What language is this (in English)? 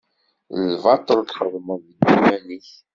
Kabyle